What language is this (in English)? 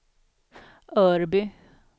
Swedish